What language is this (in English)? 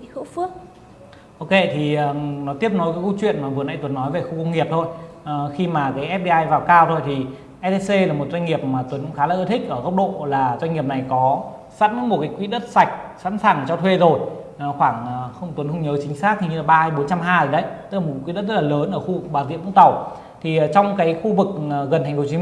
Vietnamese